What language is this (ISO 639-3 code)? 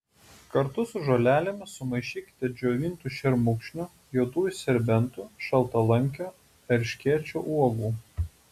lit